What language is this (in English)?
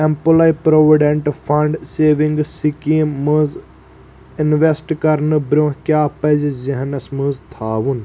Kashmiri